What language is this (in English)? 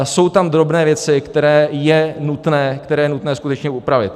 Czech